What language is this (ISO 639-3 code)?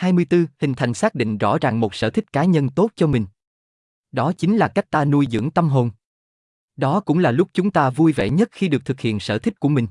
vie